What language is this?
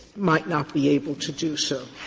English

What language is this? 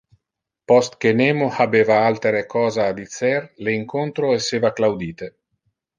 Interlingua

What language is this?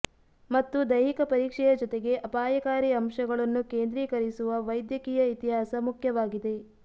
Kannada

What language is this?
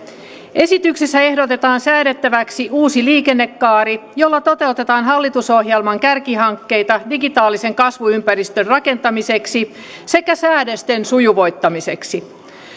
Finnish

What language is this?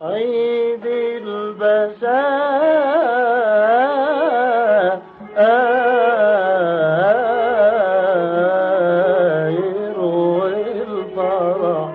Arabic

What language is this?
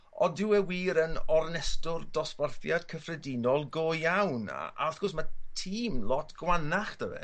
Welsh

